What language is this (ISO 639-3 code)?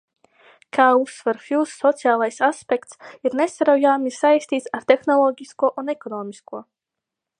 lav